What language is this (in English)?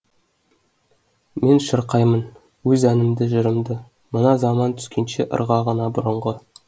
Kazakh